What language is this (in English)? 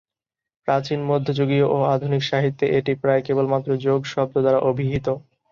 Bangla